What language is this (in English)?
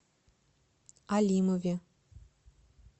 Russian